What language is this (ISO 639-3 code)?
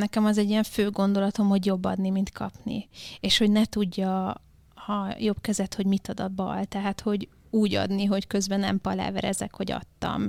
hun